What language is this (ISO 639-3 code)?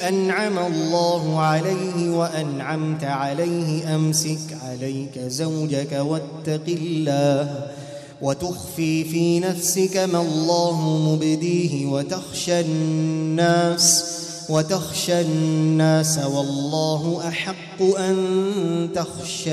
ara